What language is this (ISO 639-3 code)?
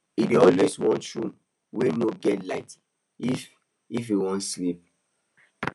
pcm